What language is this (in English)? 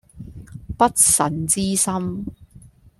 Cantonese